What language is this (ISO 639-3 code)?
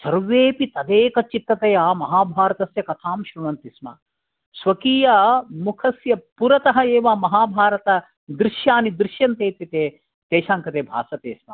san